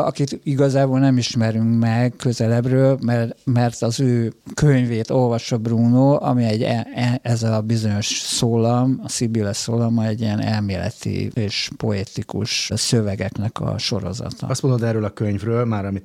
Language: Hungarian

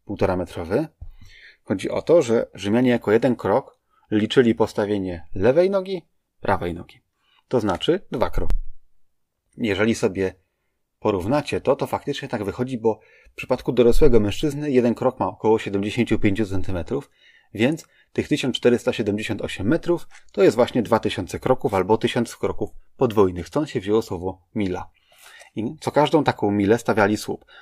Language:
Polish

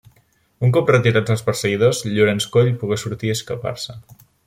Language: Catalan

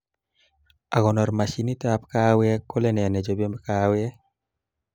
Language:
Kalenjin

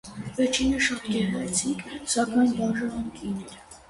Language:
Armenian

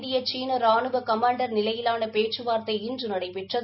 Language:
Tamil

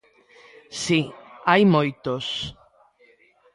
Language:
Galician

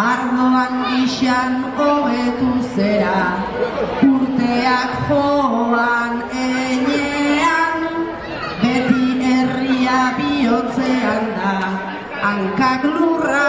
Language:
Italian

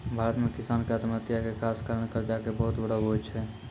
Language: Maithili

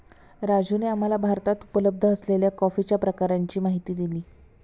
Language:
Marathi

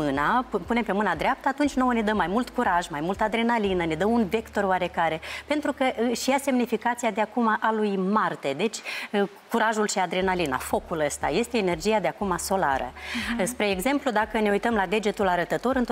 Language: Romanian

